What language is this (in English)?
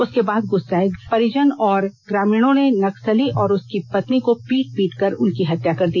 Hindi